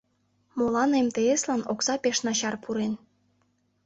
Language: Mari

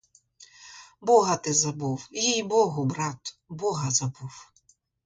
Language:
Ukrainian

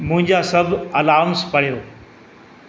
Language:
Sindhi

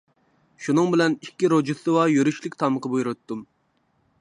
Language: Uyghur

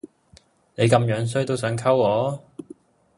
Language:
Cantonese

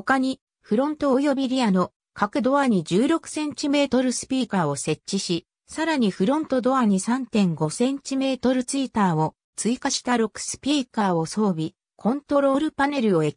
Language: Japanese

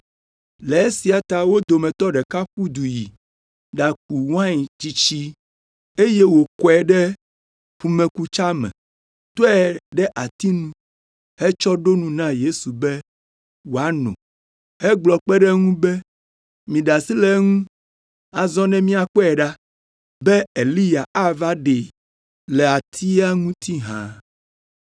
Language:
Ewe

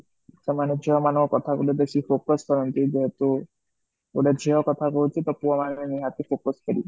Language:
Odia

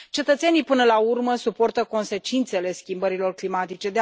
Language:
Romanian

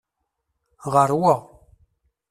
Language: Kabyle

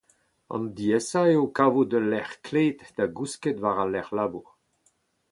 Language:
Breton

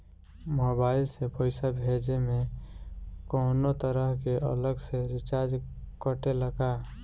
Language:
Bhojpuri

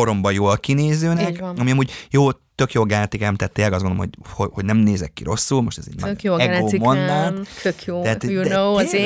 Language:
Hungarian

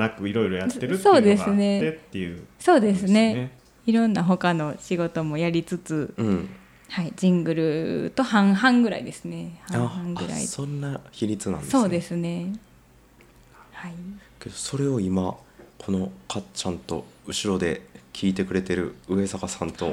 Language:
Japanese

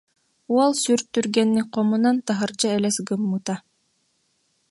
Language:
Yakut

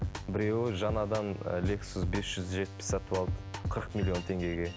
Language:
Kazakh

